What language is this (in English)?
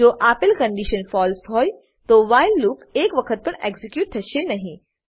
Gujarati